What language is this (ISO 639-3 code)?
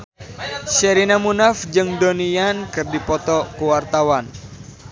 sun